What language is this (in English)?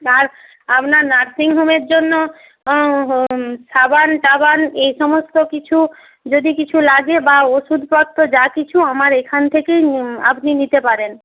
Bangla